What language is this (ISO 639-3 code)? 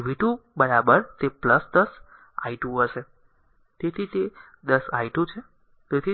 guj